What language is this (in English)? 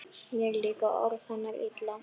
Icelandic